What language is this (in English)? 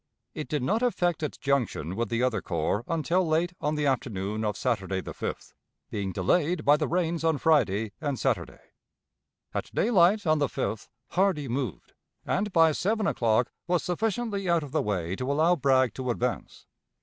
English